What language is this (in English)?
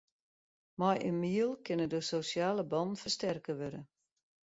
Western Frisian